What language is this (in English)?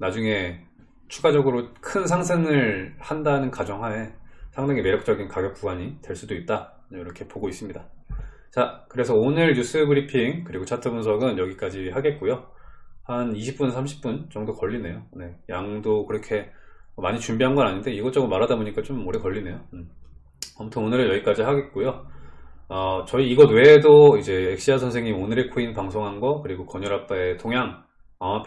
Korean